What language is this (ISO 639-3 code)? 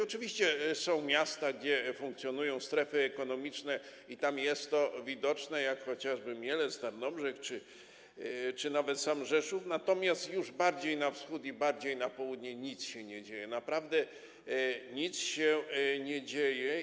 pol